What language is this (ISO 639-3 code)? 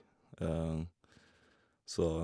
nor